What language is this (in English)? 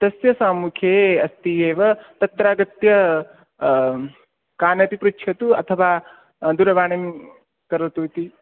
Sanskrit